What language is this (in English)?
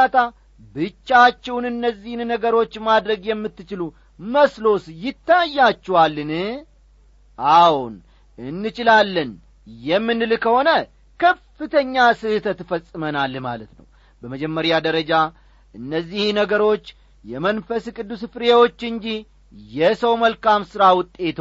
Amharic